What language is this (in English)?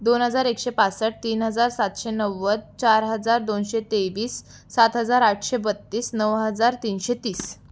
Marathi